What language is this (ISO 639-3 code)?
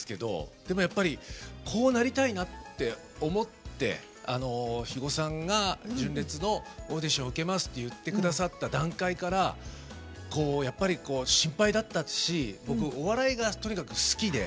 jpn